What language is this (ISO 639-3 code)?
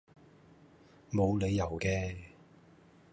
yue